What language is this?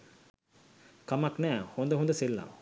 Sinhala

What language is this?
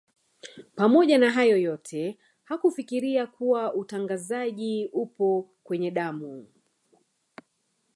Swahili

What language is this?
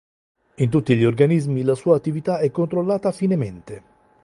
Italian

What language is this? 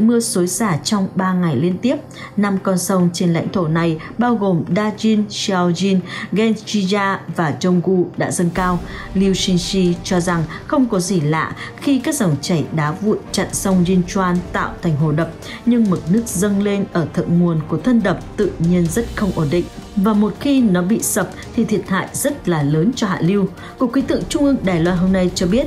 Vietnamese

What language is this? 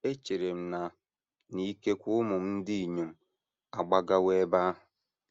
Igbo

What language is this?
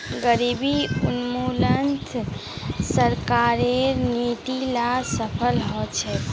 Magahi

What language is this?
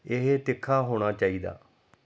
Punjabi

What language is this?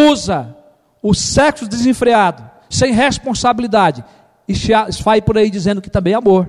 Portuguese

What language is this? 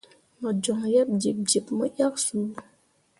Mundang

